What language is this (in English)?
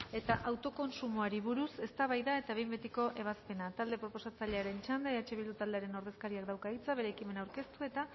Basque